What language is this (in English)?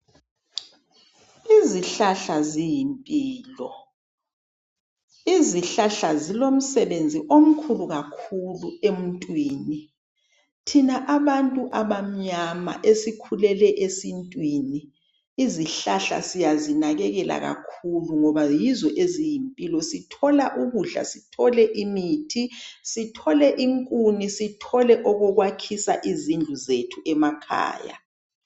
North Ndebele